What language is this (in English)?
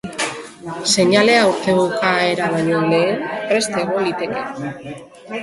Basque